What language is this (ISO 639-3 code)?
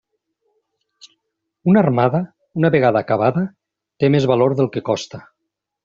cat